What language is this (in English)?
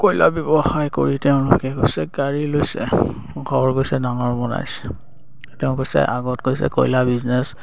Assamese